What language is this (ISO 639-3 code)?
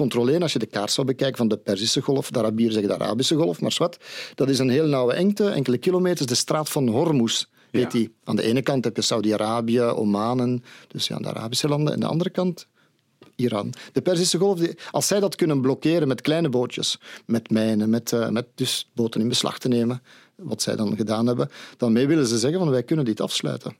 nld